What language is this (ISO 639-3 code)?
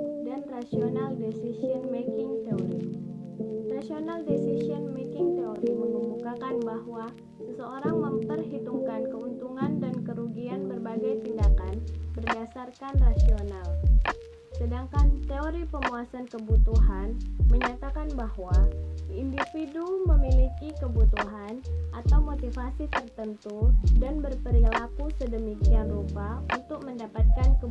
ind